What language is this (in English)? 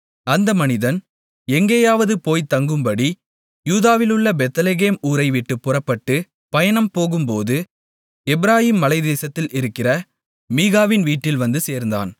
Tamil